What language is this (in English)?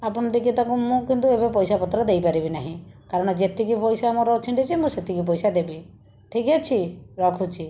Odia